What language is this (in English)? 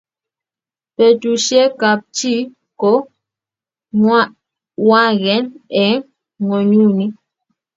Kalenjin